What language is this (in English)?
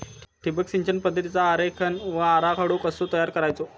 Marathi